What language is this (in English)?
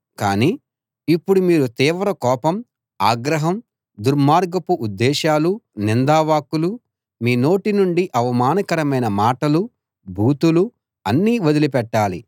Telugu